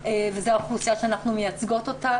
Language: Hebrew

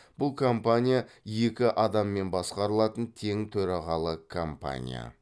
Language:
Kazakh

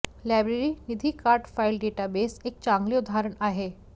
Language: Marathi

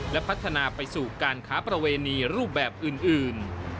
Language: Thai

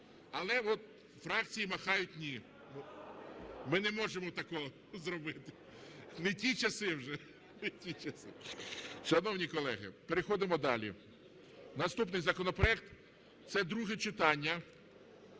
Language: Ukrainian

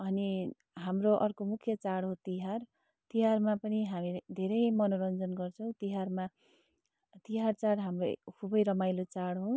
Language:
Nepali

